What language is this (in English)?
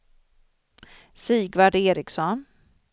Swedish